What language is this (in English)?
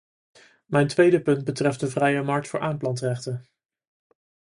Dutch